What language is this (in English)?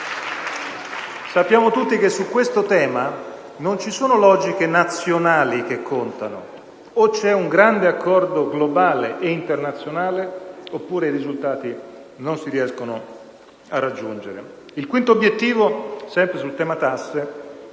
Italian